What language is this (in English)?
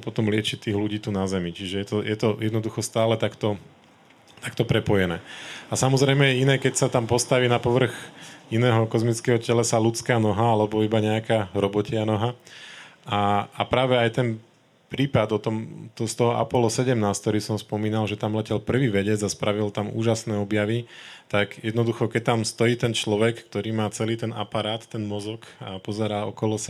Slovak